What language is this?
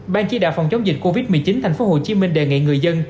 Vietnamese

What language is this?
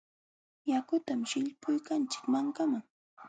Jauja Wanca Quechua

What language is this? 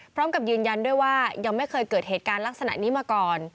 Thai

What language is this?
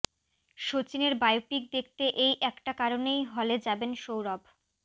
Bangla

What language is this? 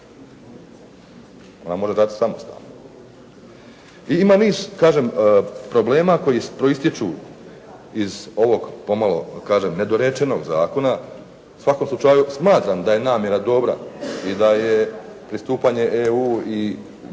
Croatian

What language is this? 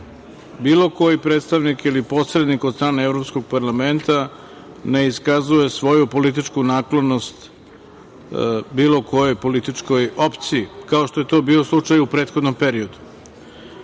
Serbian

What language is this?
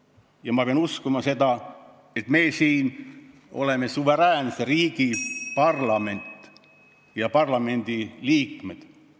Estonian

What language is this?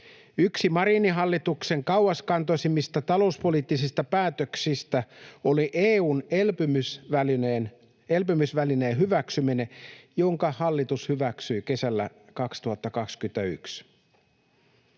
Finnish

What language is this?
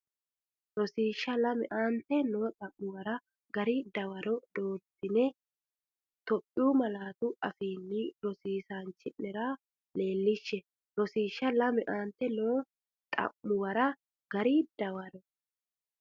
Sidamo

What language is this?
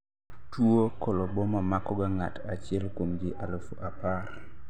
Luo (Kenya and Tanzania)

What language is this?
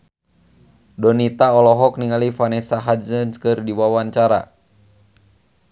Sundanese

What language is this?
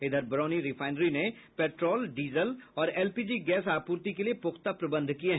Hindi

